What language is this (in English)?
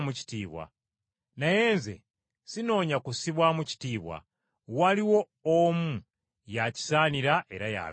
Ganda